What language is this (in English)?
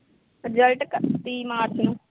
Punjabi